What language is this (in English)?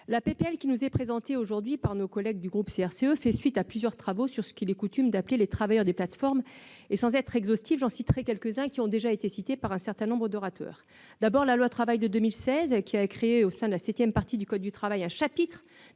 French